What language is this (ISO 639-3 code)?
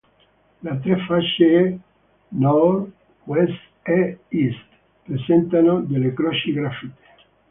ita